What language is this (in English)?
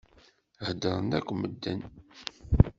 Kabyle